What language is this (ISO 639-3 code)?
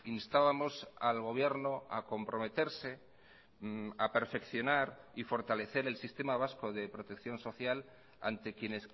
spa